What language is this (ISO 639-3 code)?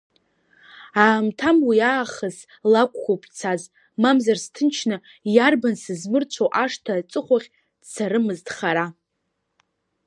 abk